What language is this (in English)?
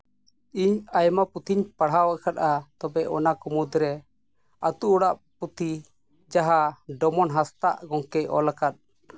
Santali